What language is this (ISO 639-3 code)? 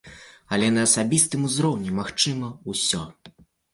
bel